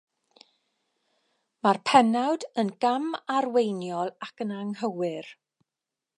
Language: Welsh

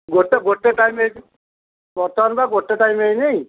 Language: Odia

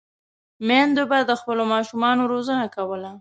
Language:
Pashto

